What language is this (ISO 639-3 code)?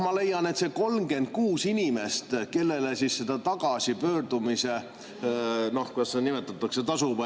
est